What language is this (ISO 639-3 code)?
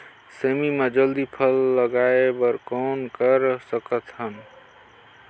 hne